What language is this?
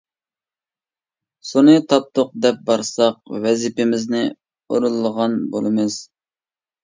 Uyghur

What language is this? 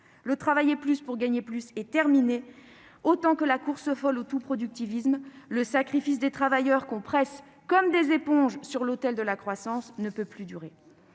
French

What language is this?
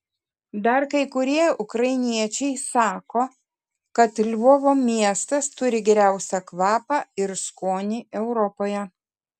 Lithuanian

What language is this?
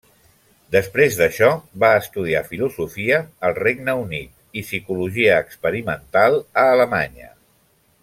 Catalan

